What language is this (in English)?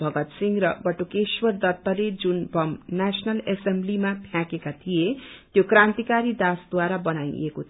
Nepali